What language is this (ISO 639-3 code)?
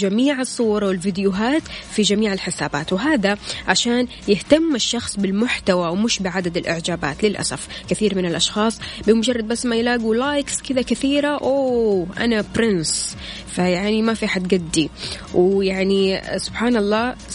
ara